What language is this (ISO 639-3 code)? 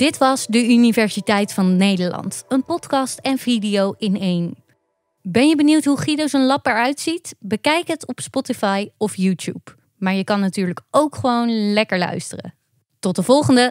nld